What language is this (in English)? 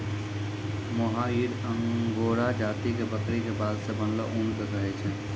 Maithili